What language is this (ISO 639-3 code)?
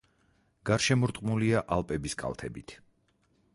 kat